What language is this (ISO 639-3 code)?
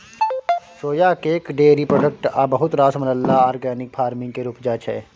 mai